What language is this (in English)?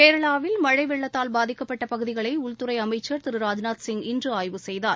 Tamil